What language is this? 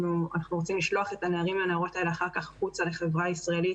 Hebrew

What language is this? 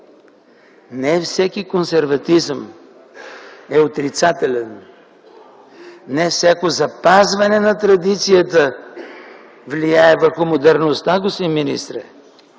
Bulgarian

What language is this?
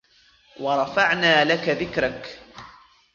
Arabic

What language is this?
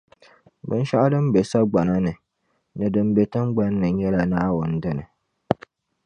Dagbani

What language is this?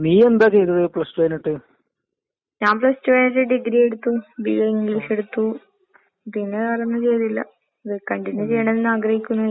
Malayalam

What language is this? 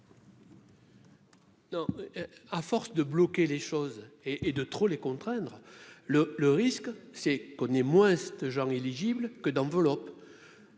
French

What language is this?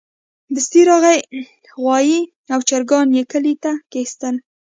Pashto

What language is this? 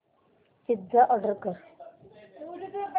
Marathi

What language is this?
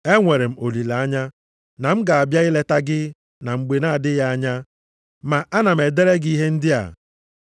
Igbo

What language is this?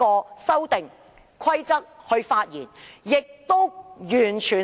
Cantonese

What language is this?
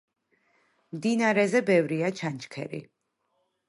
Georgian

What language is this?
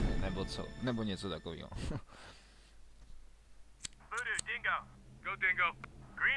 Czech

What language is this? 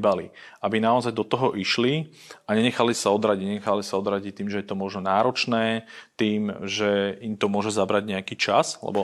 Slovak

